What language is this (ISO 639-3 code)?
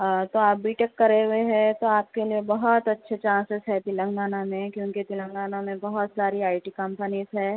urd